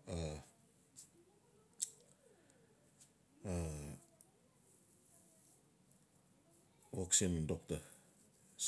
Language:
Notsi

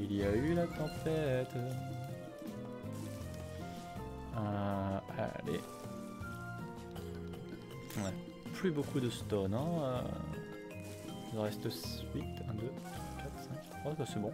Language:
French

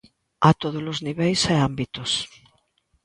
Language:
Galician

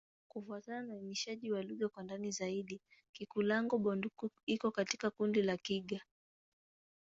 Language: Swahili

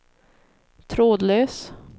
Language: Swedish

